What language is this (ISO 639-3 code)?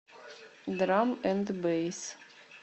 rus